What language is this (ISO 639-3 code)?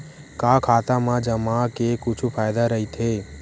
hne